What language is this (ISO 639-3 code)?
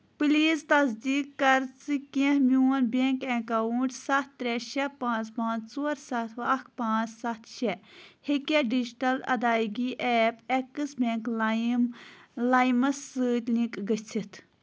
kas